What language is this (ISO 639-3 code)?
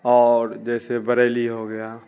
urd